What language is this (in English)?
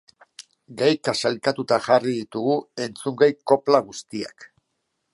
Basque